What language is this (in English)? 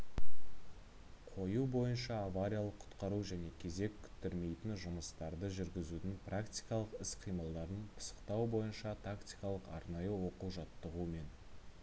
Kazakh